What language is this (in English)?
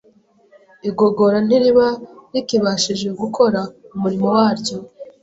Kinyarwanda